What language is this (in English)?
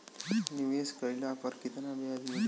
Bhojpuri